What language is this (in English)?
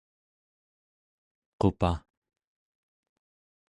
Central Yupik